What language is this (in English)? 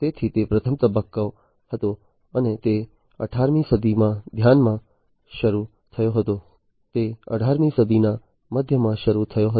Gujarati